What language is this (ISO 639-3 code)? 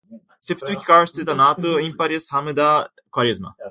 por